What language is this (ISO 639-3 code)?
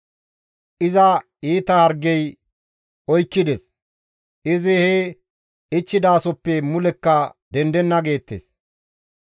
gmv